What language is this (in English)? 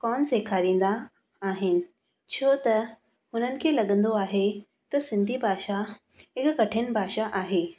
Sindhi